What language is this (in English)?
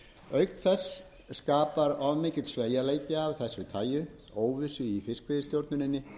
Icelandic